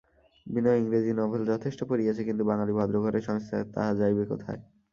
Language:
Bangla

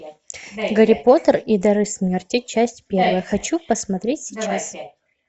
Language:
Russian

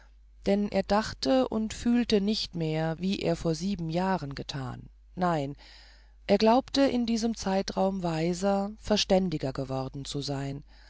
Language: German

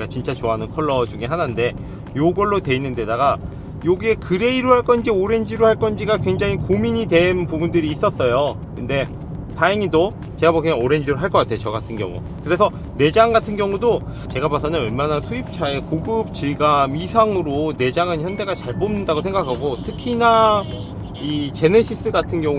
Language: Korean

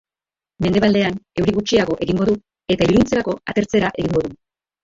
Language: Basque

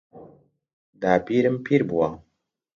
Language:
Central Kurdish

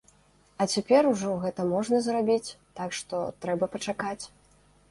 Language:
Belarusian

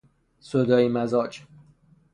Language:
Persian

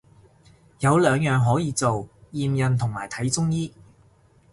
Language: Cantonese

